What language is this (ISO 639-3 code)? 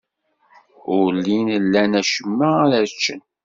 kab